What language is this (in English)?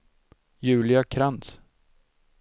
Swedish